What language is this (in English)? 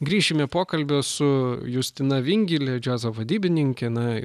Lithuanian